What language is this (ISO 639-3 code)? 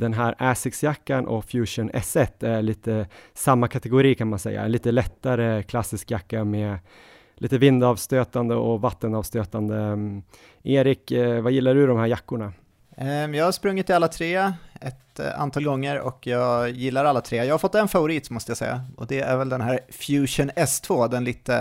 swe